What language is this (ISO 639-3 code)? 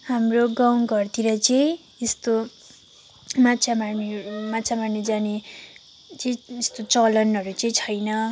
nep